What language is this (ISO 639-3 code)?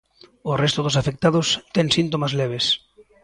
glg